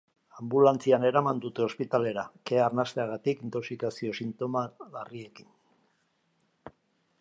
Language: Basque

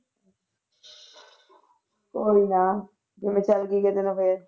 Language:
Punjabi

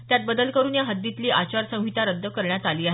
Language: Marathi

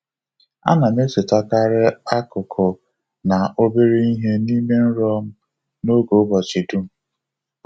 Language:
Igbo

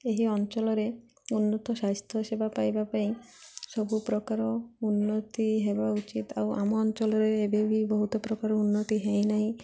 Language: Odia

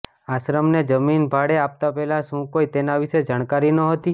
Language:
Gujarati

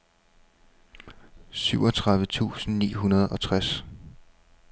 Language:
Danish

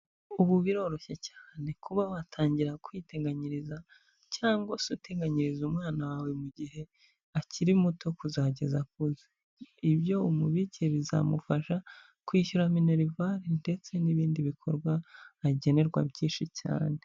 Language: Kinyarwanda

